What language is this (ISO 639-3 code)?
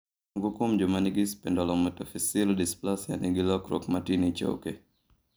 luo